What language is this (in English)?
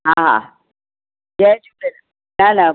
Sindhi